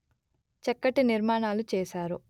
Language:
Telugu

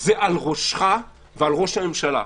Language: Hebrew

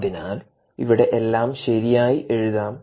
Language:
Malayalam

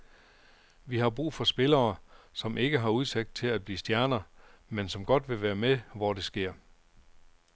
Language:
Danish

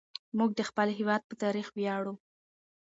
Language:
Pashto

